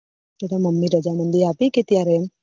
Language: Gujarati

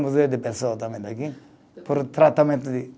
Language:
Portuguese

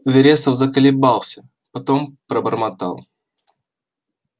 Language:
Russian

